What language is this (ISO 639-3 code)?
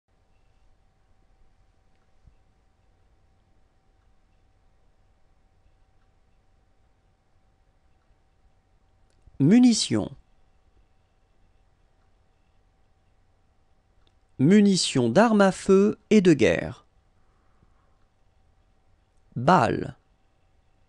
fra